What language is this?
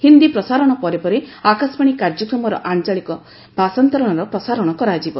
Odia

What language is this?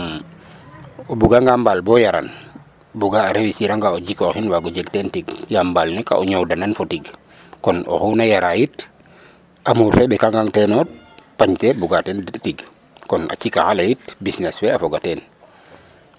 Serer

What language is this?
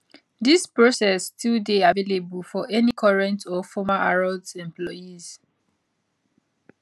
Nigerian Pidgin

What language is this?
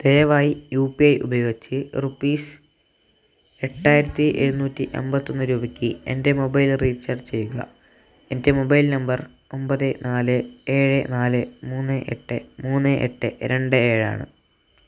Malayalam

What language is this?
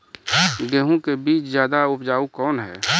Maithili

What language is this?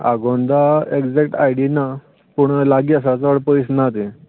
Konkani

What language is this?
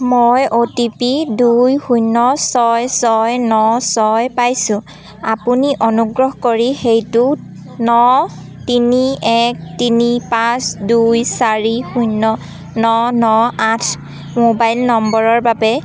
Assamese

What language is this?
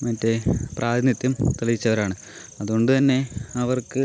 Malayalam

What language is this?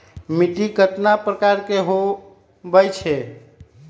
Magahi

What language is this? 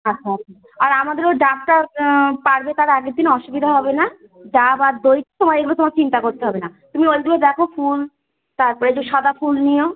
Bangla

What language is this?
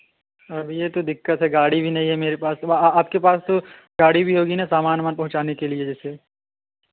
Hindi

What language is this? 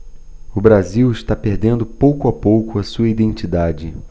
Portuguese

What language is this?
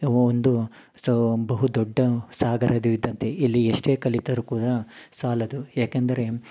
Kannada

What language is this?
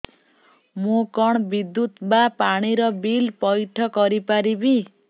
Odia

